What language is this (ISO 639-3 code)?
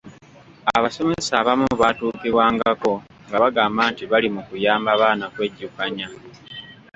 lug